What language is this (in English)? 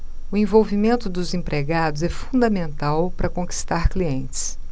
Portuguese